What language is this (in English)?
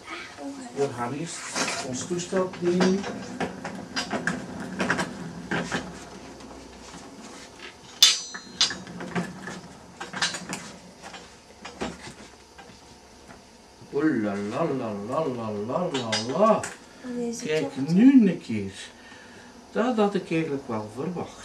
Dutch